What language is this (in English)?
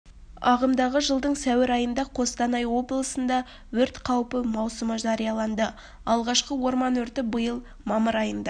Kazakh